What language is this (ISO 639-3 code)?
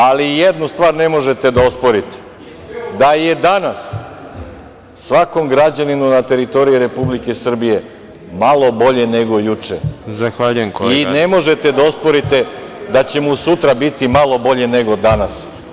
srp